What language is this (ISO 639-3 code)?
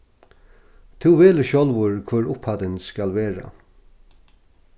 fao